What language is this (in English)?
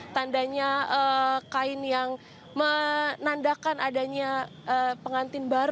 Indonesian